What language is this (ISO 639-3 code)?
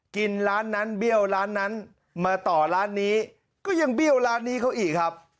tha